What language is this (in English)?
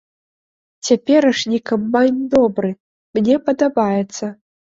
Belarusian